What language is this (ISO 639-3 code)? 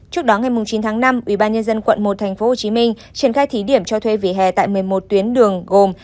vie